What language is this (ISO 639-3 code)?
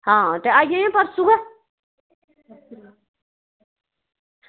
doi